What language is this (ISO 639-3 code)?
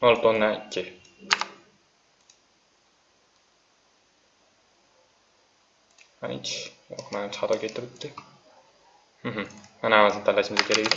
tur